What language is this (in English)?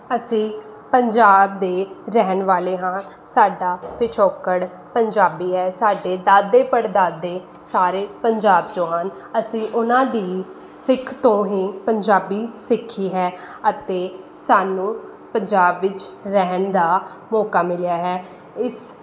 Punjabi